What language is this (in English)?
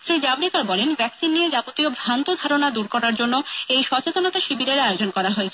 Bangla